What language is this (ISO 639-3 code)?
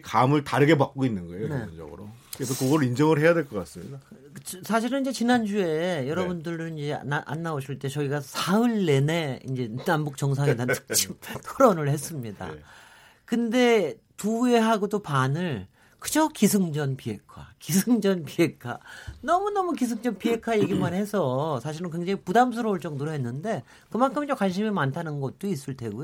kor